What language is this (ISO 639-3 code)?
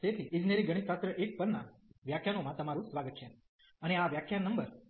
guj